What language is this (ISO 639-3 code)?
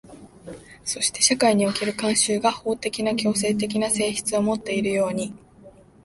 jpn